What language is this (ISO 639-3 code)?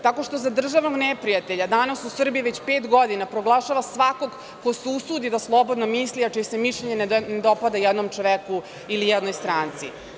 srp